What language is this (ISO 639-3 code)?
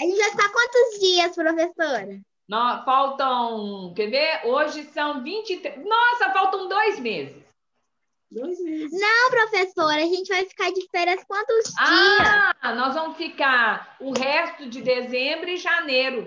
por